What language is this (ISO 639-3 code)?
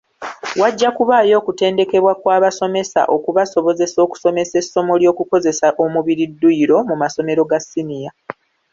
lug